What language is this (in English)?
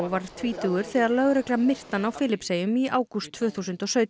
Icelandic